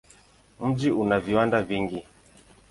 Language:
Swahili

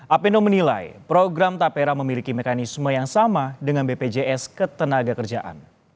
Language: Indonesian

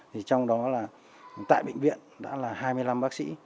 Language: Vietnamese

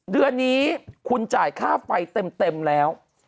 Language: Thai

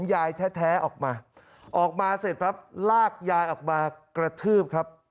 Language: Thai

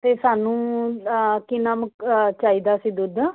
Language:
Punjabi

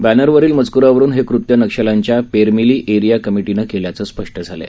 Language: Marathi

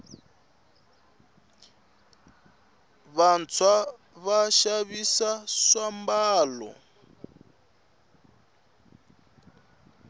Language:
Tsonga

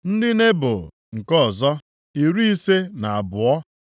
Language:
Igbo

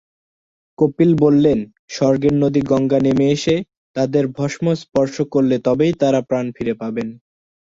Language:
Bangla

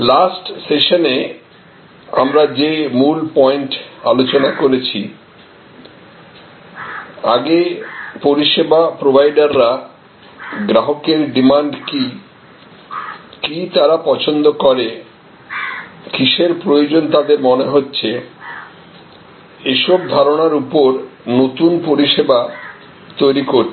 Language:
Bangla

